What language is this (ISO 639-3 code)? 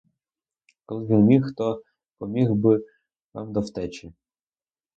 ukr